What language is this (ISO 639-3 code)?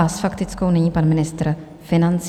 ces